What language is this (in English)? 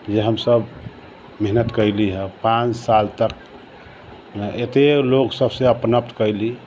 Maithili